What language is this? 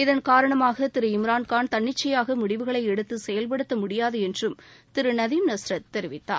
Tamil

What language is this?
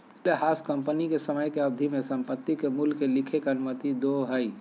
Magahi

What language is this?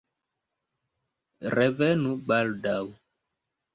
Esperanto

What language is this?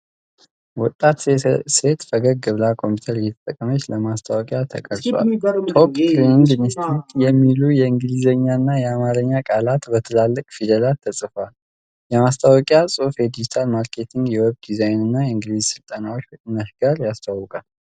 Amharic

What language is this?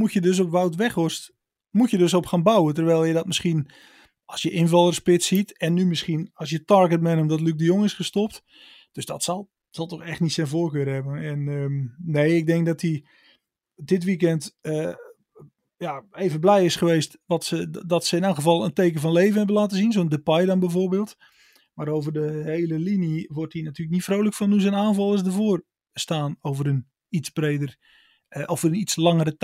Dutch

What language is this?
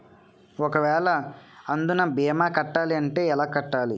Telugu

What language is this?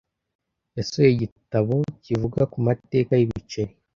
Kinyarwanda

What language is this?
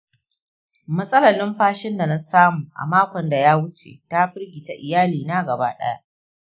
Hausa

